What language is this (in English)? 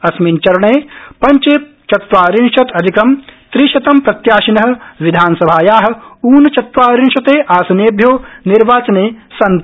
Sanskrit